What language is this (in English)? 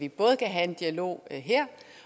Danish